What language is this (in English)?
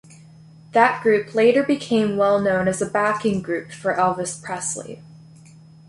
English